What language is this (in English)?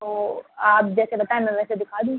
Urdu